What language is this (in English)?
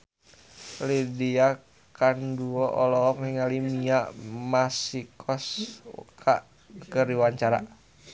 Sundanese